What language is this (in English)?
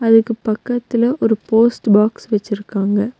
Tamil